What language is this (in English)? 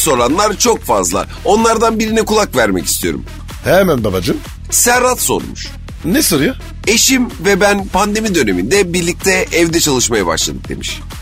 Turkish